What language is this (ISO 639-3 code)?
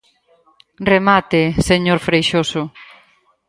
glg